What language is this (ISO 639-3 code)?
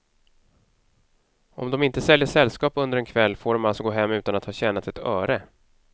swe